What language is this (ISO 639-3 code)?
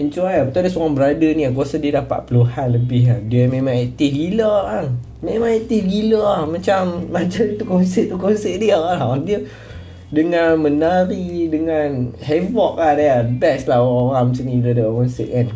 msa